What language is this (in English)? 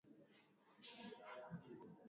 Swahili